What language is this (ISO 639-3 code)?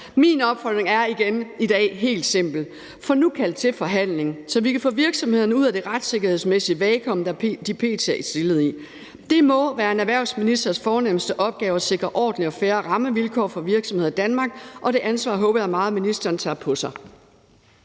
dan